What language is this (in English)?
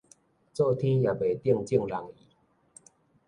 Min Nan Chinese